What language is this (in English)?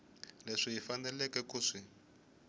Tsonga